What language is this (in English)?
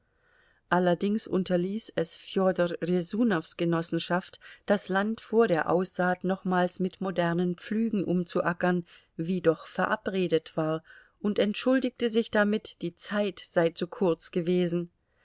German